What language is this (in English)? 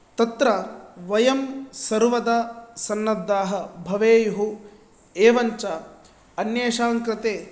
Sanskrit